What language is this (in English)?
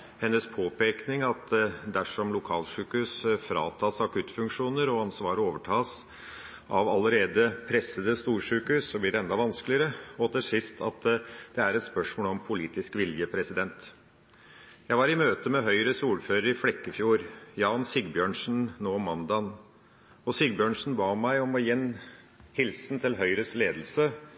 Norwegian Bokmål